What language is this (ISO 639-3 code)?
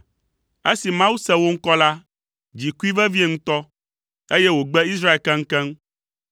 ewe